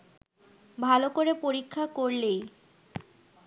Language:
Bangla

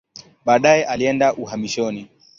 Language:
Swahili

